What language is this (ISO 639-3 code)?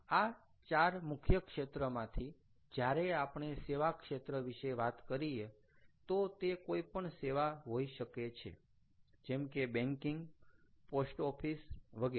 guj